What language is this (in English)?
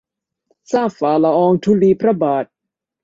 Thai